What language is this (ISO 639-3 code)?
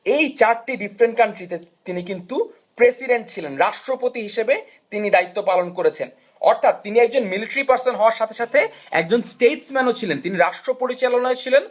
ben